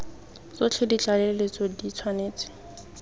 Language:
Tswana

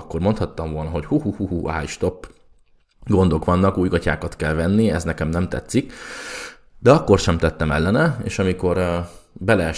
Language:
Hungarian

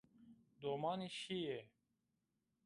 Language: Zaza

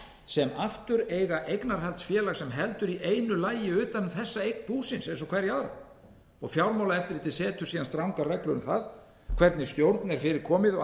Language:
Icelandic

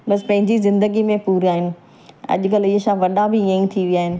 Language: Sindhi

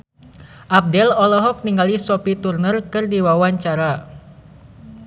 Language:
Sundanese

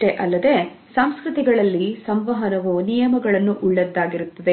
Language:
Kannada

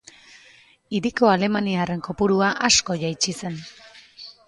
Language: Basque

